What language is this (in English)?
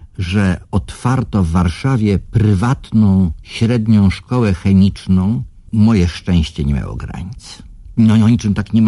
Polish